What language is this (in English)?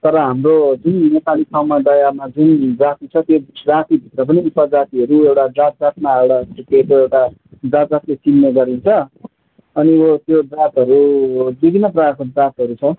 Nepali